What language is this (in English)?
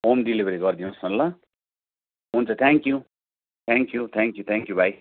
Nepali